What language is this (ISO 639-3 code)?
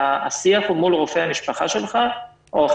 heb